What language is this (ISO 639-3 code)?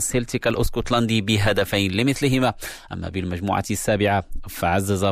ara